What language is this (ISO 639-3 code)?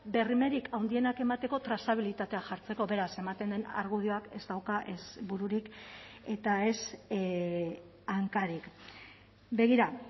eus